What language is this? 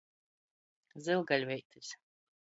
Latgalian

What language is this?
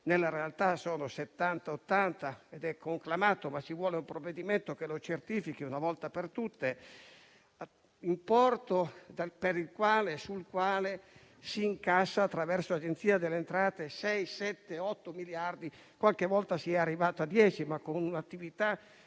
Italian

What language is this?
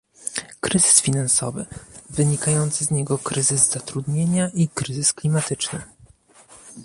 Polish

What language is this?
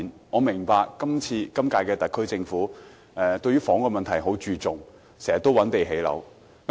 Cantonese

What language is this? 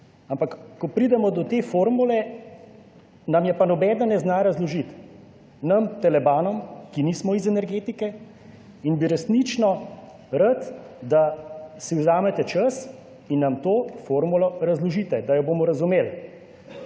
Slovenian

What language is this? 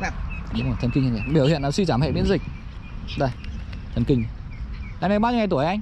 Vietnamese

